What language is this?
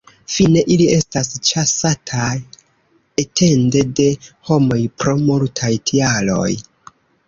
Esperanto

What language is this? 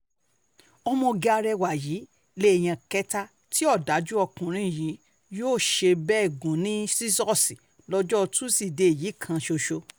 Yoruba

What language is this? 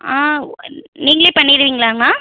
Tamil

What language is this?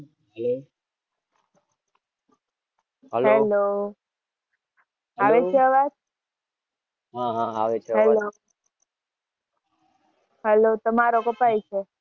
Gujarati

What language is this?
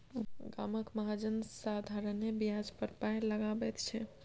Maithili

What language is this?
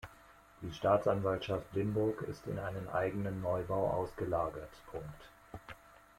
German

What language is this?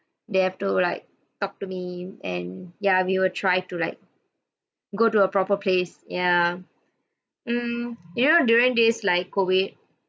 English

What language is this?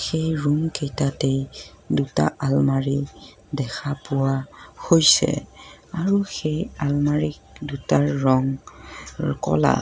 Assamese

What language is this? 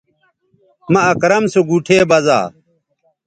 Bateri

